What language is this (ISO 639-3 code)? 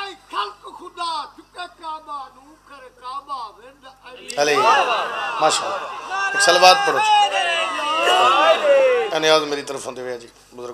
ara